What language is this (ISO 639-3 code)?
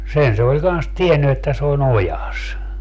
fin